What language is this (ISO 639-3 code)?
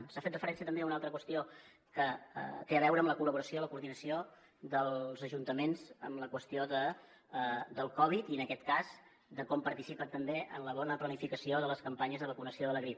cat